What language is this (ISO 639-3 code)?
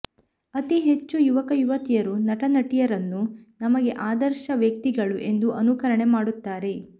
kan